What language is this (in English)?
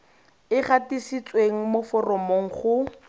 Tswana